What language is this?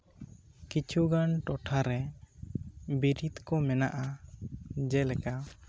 Santali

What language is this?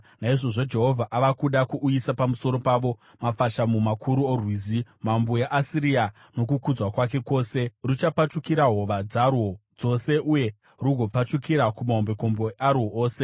Shona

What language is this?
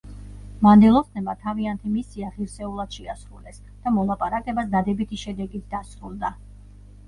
Georgian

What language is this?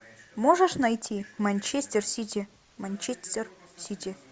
Russian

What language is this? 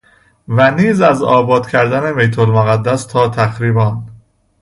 Persian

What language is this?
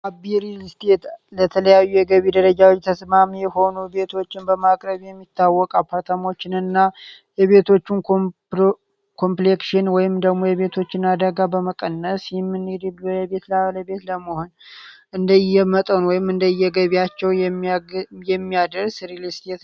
Amharic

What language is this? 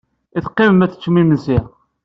Kabyle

